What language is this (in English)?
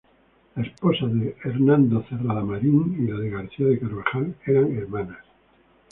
Spanish